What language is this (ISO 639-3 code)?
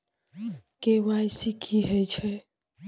mai